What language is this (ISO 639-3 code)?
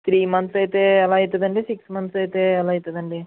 tel